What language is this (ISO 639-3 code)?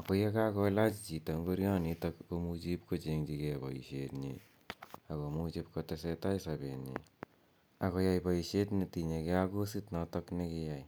kln